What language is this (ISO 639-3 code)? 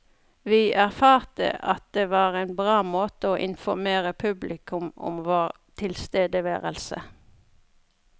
nor